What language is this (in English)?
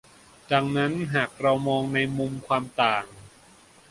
Thai